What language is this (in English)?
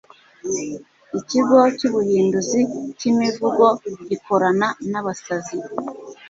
Kinyarwanda